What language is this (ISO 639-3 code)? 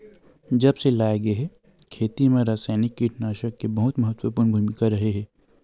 hne